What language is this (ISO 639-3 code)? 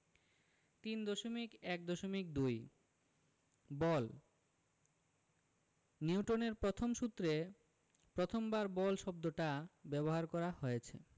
ben